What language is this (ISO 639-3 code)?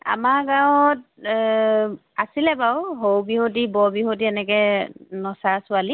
asm